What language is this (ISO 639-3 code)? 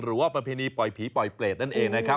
tha